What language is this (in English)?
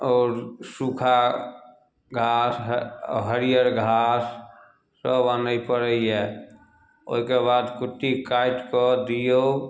Maithili